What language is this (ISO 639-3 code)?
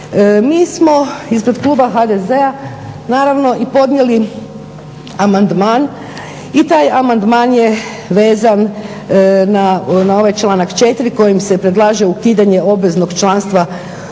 hrv